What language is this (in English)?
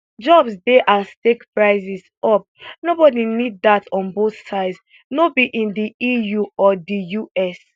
Nigerian Pidgin